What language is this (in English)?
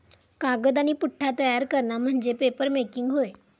Marathi